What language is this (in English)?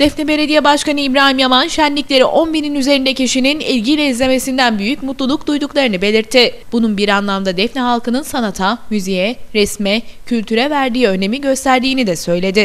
Turkish